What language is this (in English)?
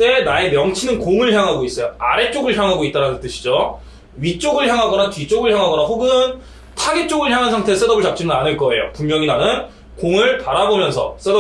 Korean